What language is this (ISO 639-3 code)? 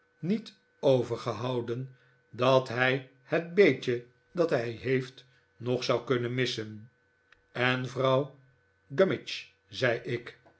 nld